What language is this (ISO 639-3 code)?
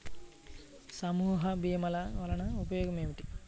tel